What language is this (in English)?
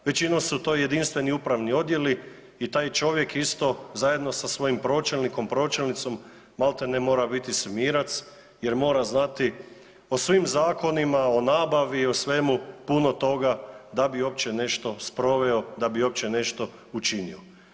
Croatian